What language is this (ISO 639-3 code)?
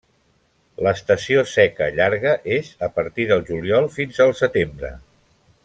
cat